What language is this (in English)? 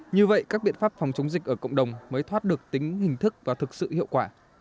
Vietnamese